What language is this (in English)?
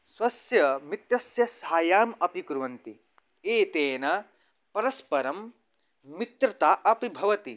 Sanskrit